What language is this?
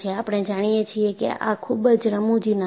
Gujarati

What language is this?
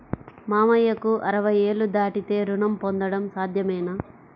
Telugu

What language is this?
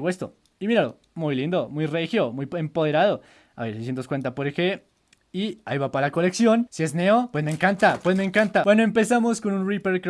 Spanish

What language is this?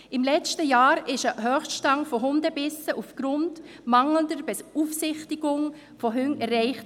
Swiss German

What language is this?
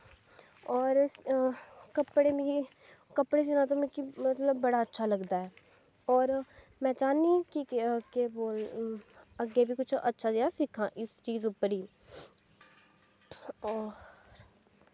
Dogri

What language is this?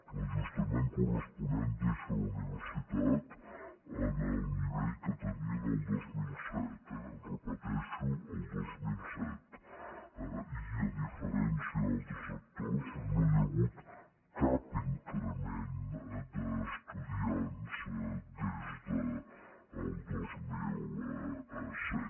Catalan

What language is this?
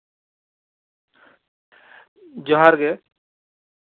Santali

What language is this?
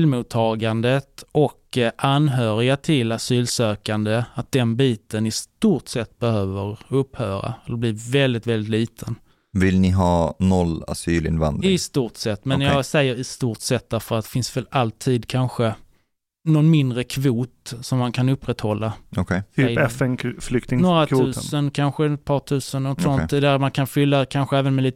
Swedish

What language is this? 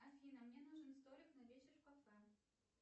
Russian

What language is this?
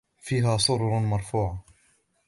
Arabic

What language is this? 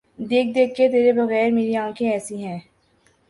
Urdu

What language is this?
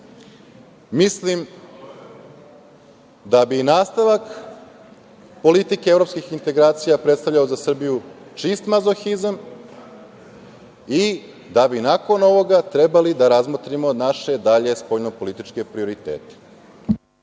Serbian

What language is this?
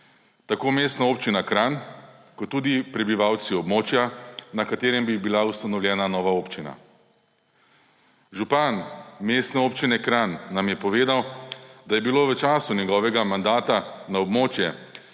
Slovenian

